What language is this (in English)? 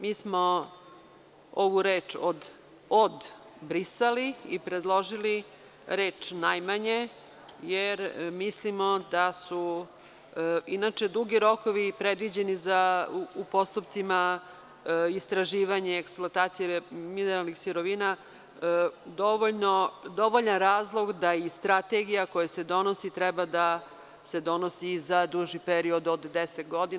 Serbian